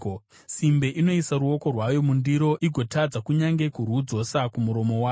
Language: Shona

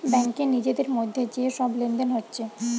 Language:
Bangla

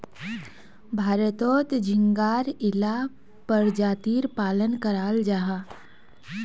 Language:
Magahi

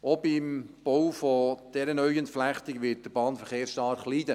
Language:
Swiss German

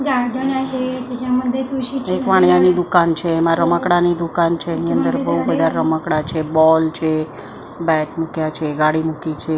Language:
Gujarati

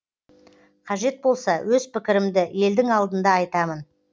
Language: Kazakh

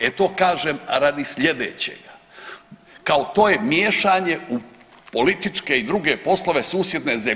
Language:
Croatian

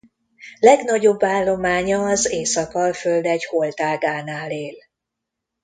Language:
Hungarian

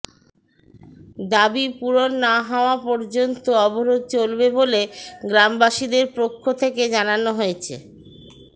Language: Bangla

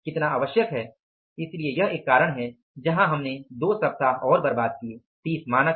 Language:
Hindi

